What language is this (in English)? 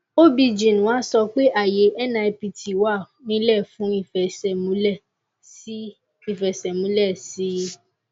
Yoruba